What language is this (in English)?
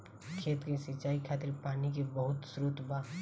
Bhojpuri